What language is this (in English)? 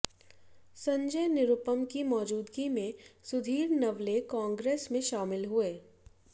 Hindi